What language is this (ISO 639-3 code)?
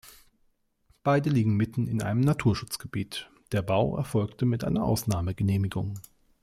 deu